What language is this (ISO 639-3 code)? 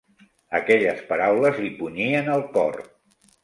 cat